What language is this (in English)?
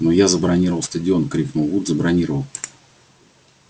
Russian